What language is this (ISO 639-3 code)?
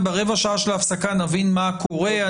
heb